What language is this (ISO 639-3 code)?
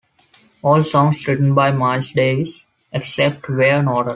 eng